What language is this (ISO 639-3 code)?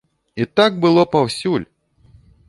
bel